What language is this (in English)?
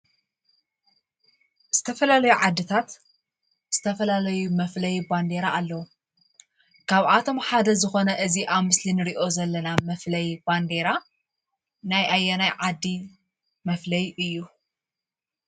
Tigrinya